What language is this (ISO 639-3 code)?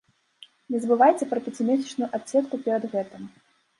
bel